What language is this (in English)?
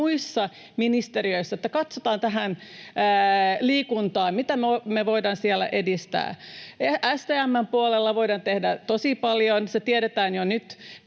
Finnish